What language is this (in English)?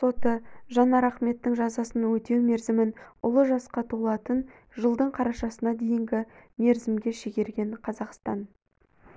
Kazakh